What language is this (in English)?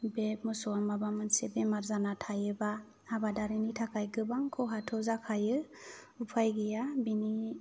Bodo